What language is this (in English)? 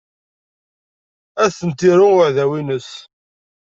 Kabyle